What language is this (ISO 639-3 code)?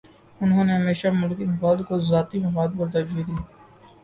urd